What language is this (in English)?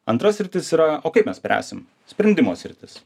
Lithuanian